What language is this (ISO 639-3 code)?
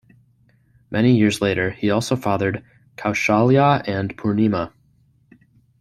eng